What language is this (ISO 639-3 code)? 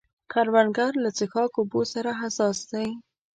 pus